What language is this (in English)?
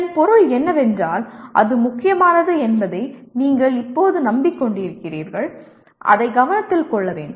Tamil